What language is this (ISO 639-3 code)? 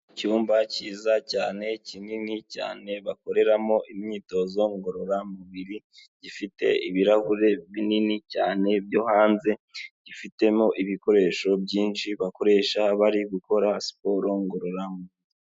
kin